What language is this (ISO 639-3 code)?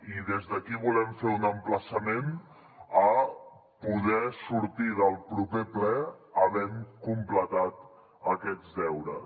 cat